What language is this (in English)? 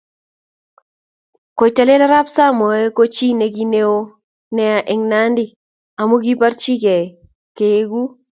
Kalenjin